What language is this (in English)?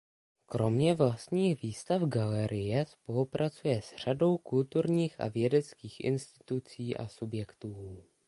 Czech